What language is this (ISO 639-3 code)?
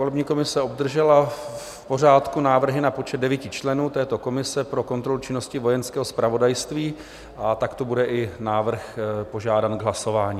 ces